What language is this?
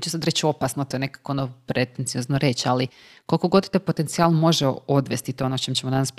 Croatian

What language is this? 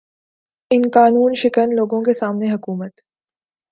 Urdu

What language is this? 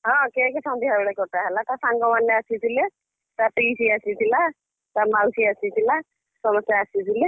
Odia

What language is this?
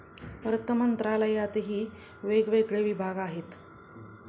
Marathi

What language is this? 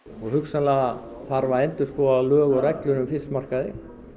Icelandic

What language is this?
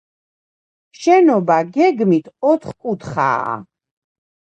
Georgian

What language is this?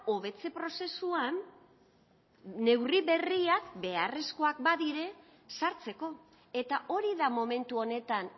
Basque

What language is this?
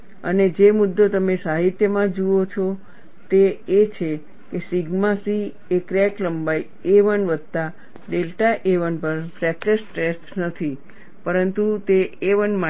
Gujarati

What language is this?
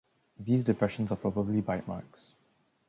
English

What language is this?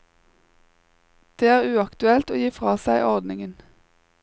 Norwegian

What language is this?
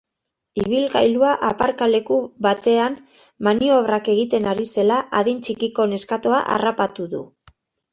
Basque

